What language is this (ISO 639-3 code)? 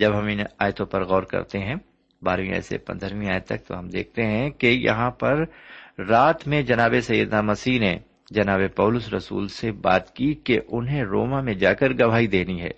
urd